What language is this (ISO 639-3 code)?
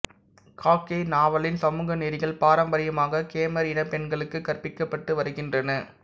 tam